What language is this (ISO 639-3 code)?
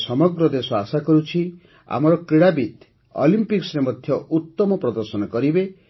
ori